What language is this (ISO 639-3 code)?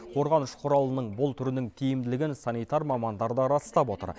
kaz